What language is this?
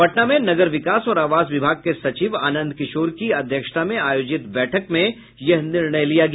Hindi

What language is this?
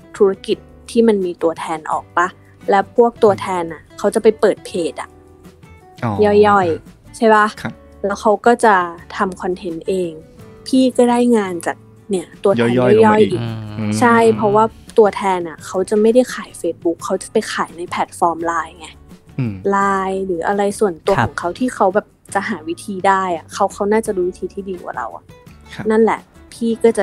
Thai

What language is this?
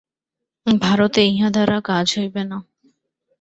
Bangla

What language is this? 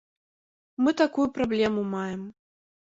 Belarusian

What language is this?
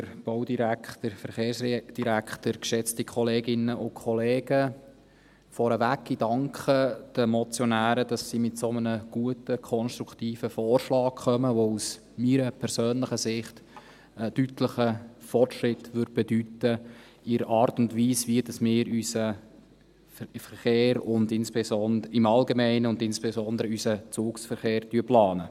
Swiss German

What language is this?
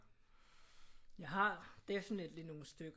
Danish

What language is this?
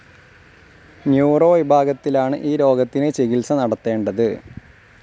Malayalam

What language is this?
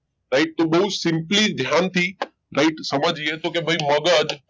Gujarati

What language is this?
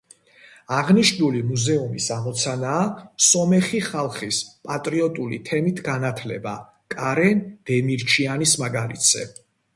Georgian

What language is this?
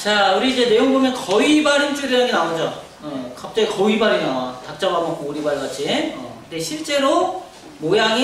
Korean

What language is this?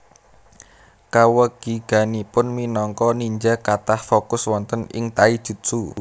Javanese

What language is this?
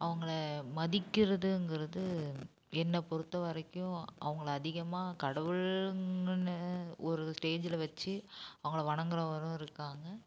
Tamil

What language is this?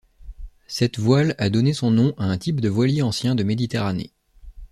French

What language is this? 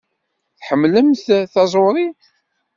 Kabyle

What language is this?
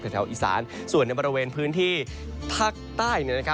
Thai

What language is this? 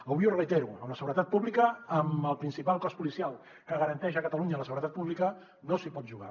Catalan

